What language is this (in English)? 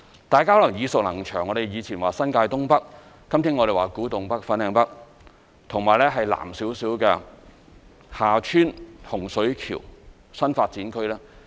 Cantonese